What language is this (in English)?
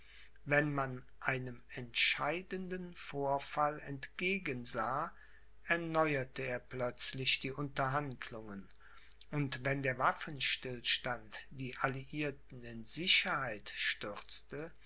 German